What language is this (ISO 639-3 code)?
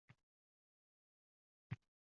uzb